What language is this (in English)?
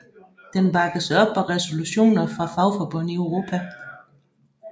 Danish